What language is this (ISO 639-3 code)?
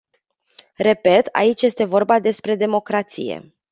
ron